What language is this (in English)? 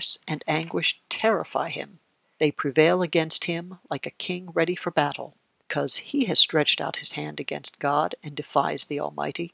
English